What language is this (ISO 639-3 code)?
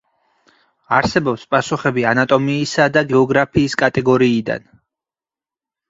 kat